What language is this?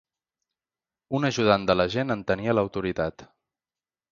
Catalan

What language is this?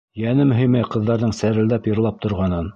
Bashkir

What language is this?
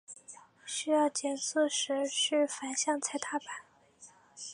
Chinese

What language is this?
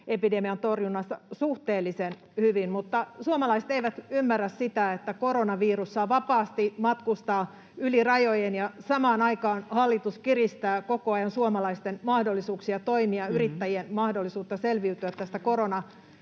Finnish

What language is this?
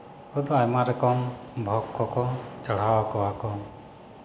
Santali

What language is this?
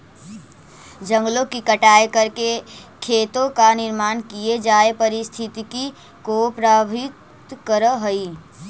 Magahi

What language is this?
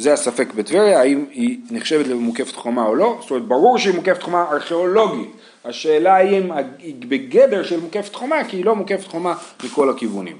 Hebrew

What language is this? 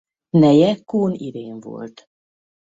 Hungarian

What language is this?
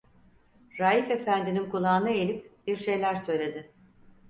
Turkish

